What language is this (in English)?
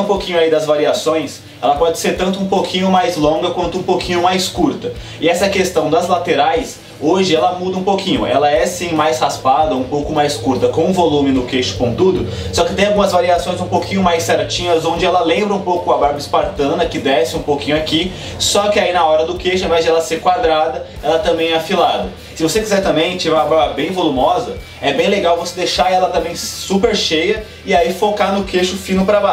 Portuguese